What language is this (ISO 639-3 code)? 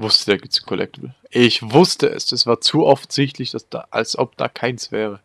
deu